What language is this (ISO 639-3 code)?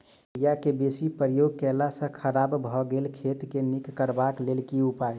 mai